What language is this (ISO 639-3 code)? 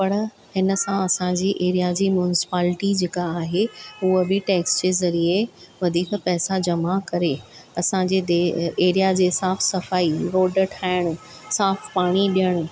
snd